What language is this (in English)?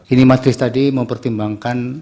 Indonesian